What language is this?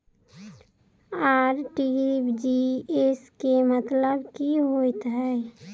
Maithili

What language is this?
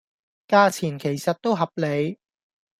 Cantonese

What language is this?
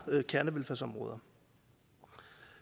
Danish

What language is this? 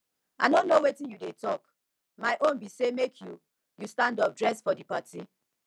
Nigerian Pidgin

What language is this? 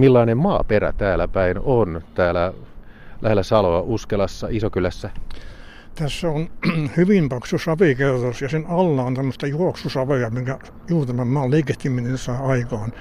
Finnish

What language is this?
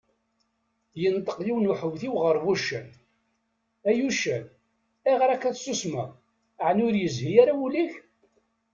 Kabyle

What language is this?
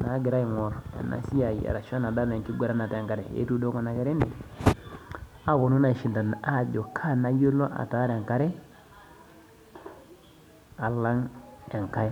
Masai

